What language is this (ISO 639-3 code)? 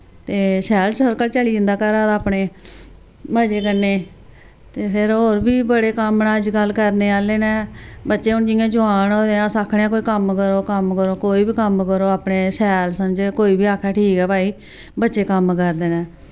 doi